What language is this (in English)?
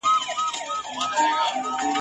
Pashto